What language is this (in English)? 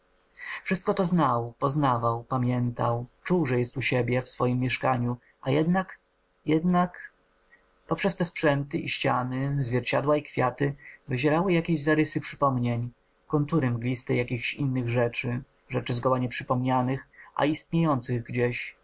Polish